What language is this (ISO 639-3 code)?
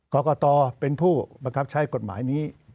tha